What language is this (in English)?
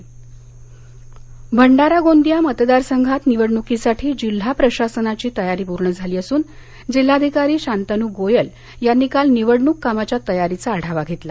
Marathi